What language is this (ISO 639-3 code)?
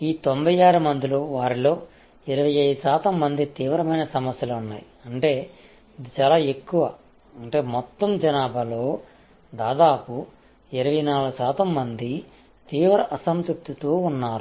tel